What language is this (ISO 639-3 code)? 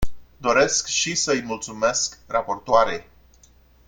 ron